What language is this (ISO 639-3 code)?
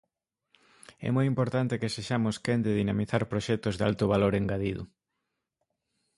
glg